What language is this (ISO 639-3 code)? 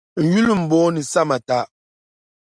dag